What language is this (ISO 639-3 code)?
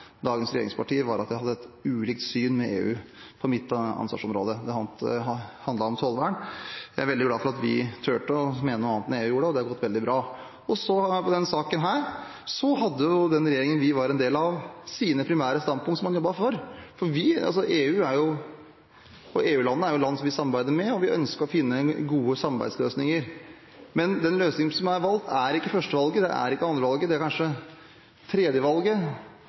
nob